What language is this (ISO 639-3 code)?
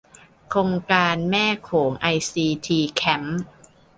tha